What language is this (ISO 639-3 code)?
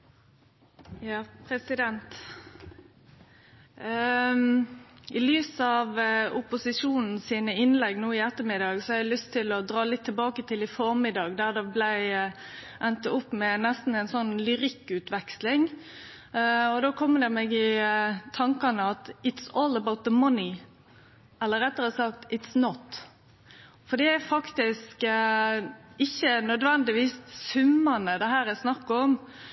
nor